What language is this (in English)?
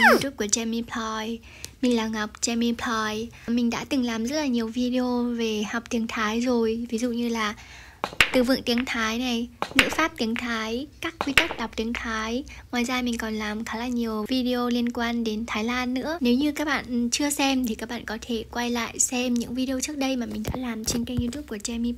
Vietnamese